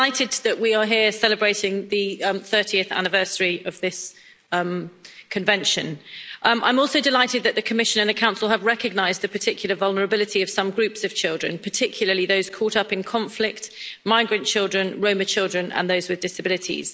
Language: English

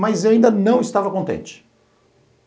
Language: Portuguese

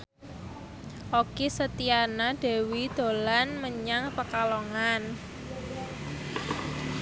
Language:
Javanese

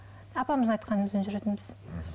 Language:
Kazakh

